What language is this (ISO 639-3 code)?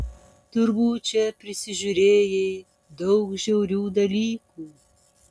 lit